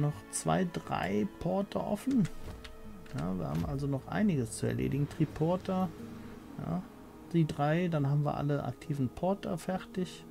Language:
German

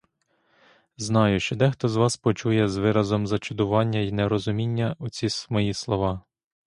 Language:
Ukrainian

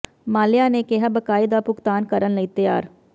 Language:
Punjabi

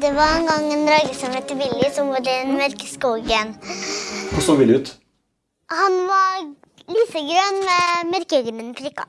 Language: Norwegian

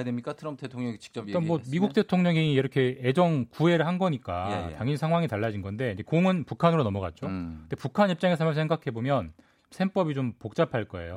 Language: Korean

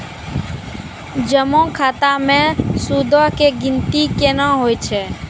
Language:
Maithili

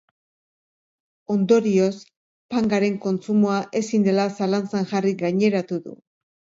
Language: Basque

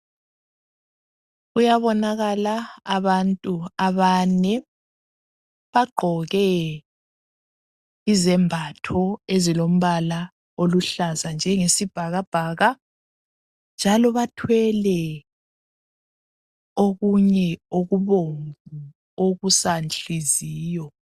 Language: North Ndebele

